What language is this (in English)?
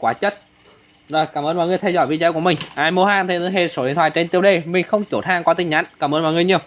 Vietnamese